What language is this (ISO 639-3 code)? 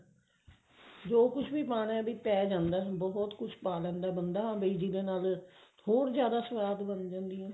pan